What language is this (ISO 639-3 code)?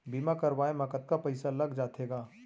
hne